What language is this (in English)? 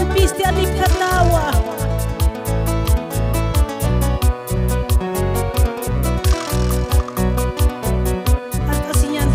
Indonesian